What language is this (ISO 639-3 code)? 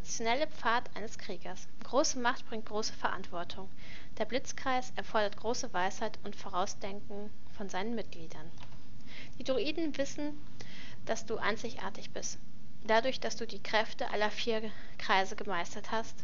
deu